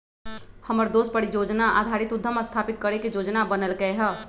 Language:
Magahi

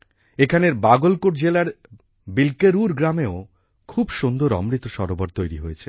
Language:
Bangla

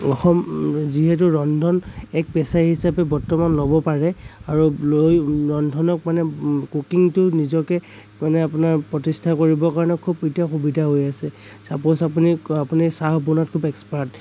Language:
Assamese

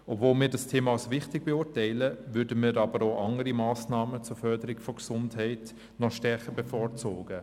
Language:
Swiss German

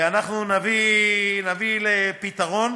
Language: Hebrew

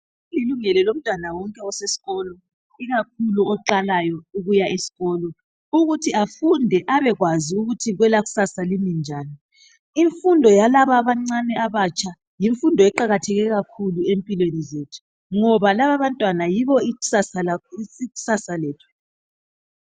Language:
North Ndebele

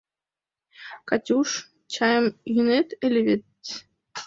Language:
Mari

